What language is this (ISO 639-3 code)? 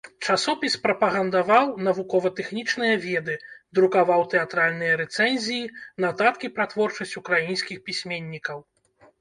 bel